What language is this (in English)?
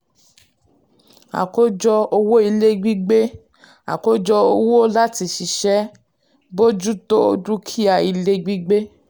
Yoruba